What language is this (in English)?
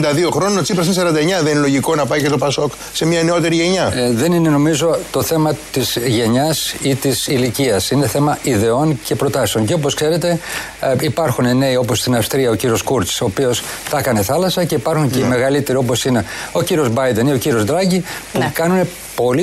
Greek